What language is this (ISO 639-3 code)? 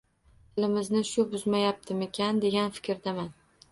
uzb